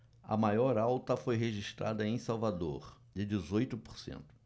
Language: Portuguese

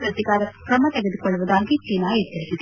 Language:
Kannada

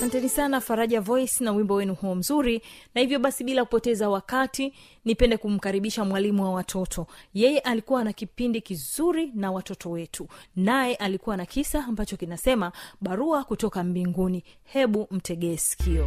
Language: Swahili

